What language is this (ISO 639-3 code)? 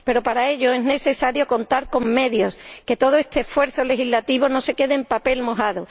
spa